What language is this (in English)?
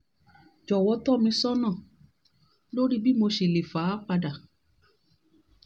Yoruba